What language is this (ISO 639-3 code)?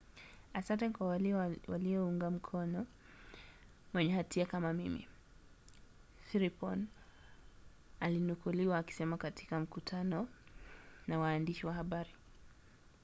swa